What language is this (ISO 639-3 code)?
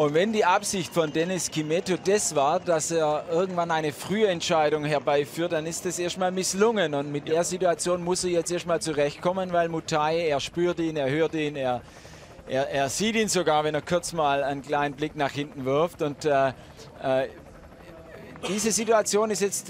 deu